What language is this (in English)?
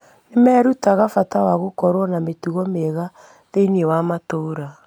Kikuyu